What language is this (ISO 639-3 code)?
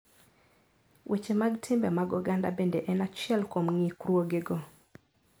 luo